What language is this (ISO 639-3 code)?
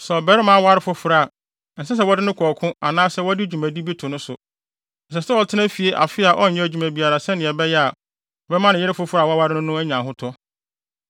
aka